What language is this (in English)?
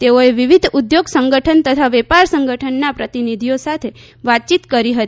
Gujarati